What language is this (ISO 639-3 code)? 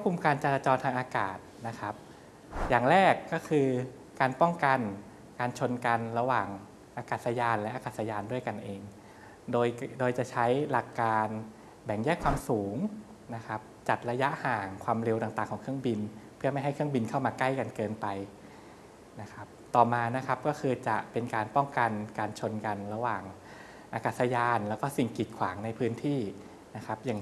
tha